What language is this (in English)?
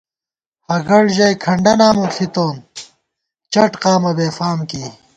Gawar-Bati